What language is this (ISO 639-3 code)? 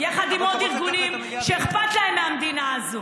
heb